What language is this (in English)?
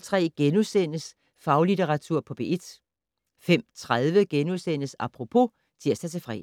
Danish